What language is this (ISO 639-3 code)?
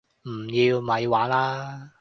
yue